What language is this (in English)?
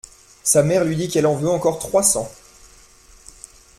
French